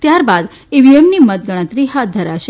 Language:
Gujarati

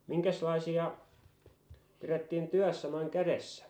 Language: Finnish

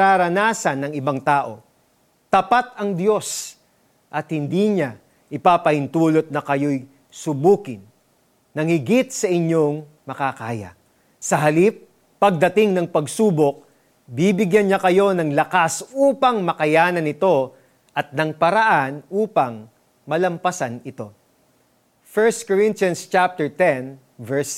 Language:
Filipino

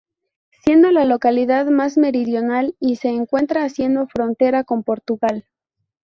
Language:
Spanish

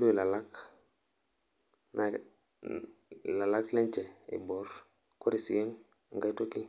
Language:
Masai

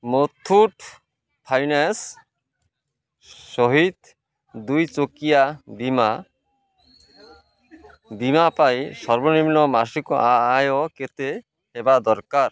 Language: Odia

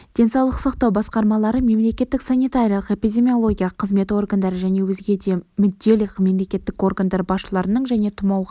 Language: Kazakh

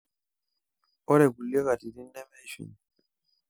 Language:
Masai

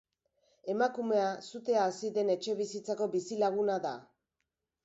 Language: Basque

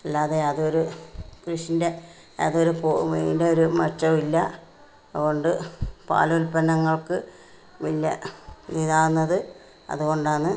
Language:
Malayalam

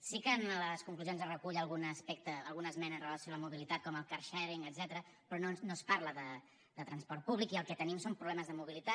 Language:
Catalan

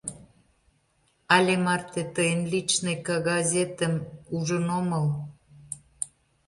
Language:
Mari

